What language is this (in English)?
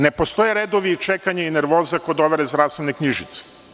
Serbian